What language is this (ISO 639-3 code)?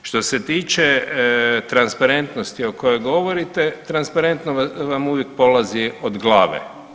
hrv